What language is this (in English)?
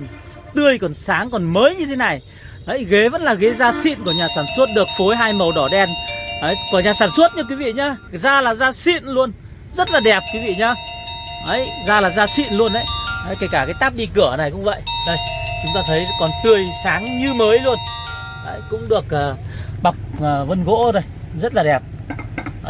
Vietnamese